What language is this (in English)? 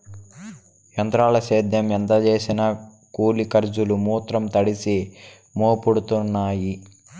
Telugu